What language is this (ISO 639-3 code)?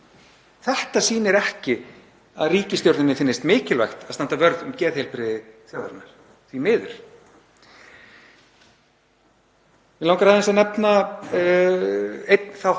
isl